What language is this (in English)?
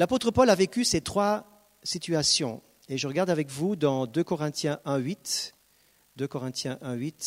French